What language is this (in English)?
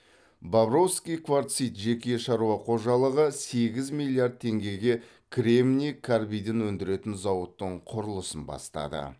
Kazakh